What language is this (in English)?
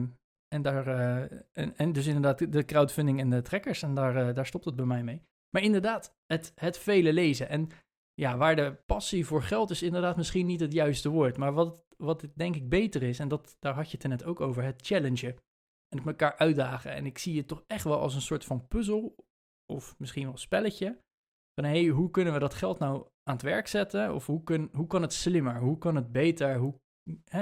Dutch